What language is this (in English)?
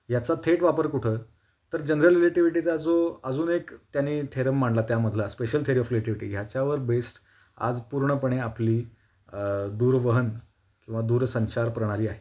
Marathi